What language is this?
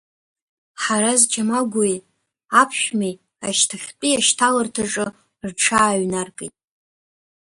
Abkhazian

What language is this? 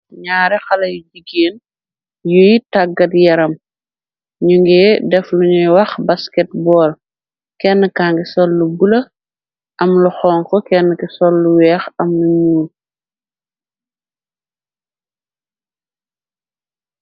Wolof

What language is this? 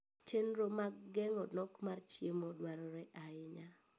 Luo (Kenya and Tanzania)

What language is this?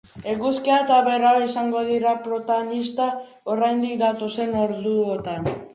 Basque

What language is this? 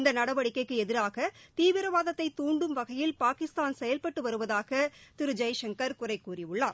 Tamil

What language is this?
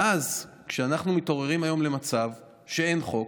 Hebrew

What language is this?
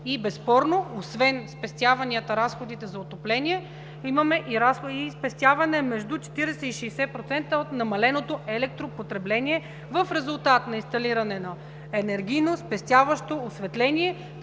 Bulgarian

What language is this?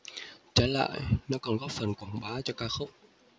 Vietnamese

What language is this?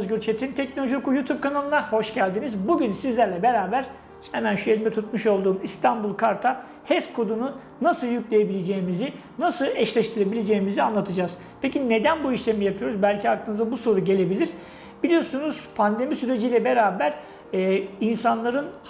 Turkish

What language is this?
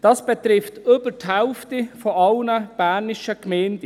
Swiss German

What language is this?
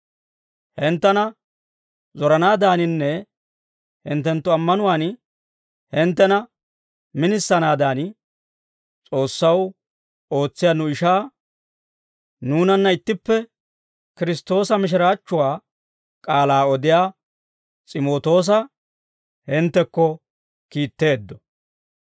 Dawro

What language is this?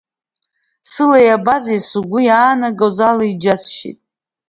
Abkhazian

